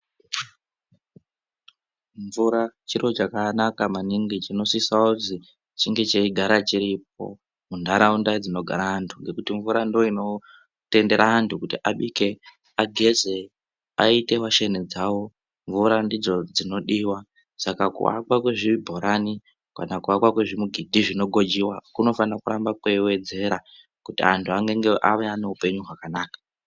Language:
Ndau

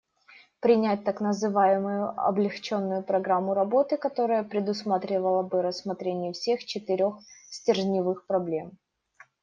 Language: Russian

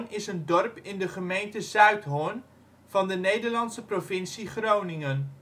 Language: Dutch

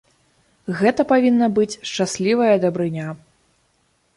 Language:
Belarusian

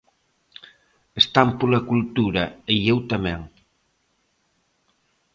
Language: Galician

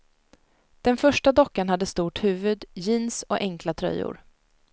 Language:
Swedish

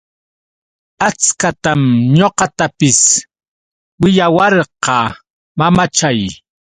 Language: Yauyos Quechua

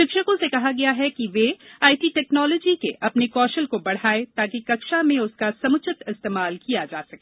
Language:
Hindi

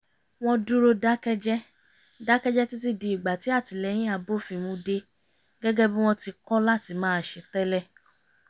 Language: Yoruba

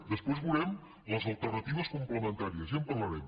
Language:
Catalan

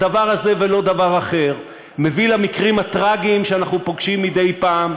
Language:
Hebrew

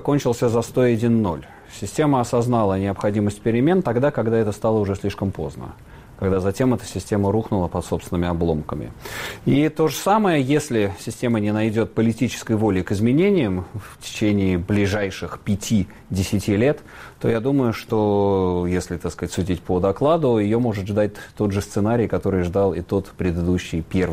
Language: Russian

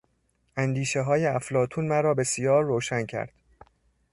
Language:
Persian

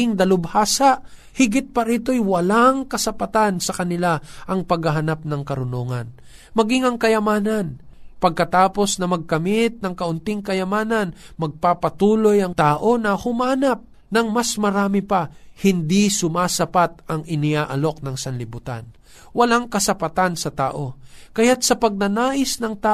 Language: Filipino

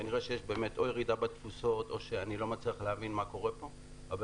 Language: Hebrew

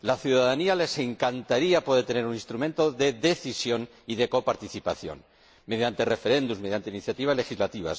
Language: Spanish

